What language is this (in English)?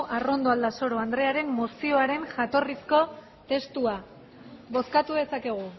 Basque